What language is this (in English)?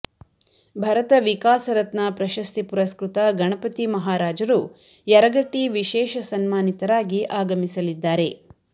Kannada